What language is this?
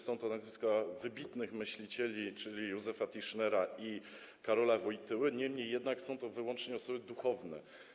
Polish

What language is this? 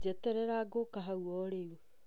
Kikuyu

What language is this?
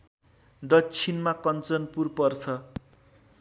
Nepali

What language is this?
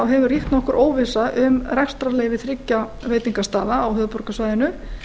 Icelandic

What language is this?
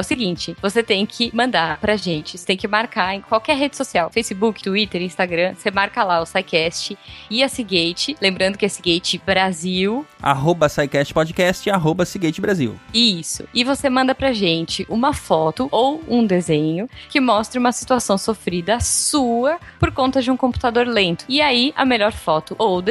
Portuguese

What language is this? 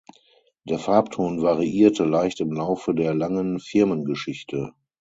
German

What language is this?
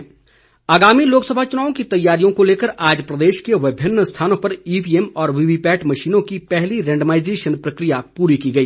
Hindi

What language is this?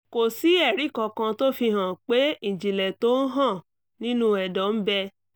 Yoruba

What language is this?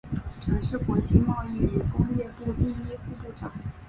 Chinese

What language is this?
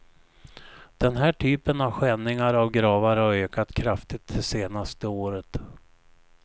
Swedish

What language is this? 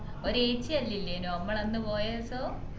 Malayalam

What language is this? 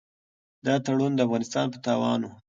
Pashto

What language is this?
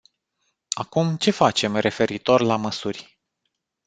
Romanian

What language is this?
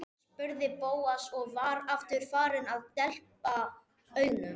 Icelandic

